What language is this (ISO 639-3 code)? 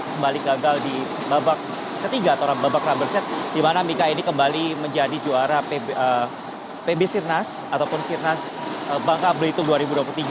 ind